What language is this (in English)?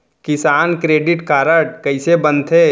Chhattisgarhi